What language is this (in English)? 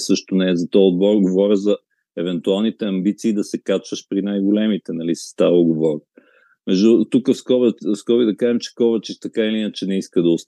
Bulgarian